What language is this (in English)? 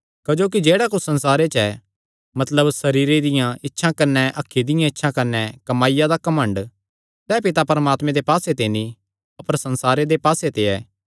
Kangri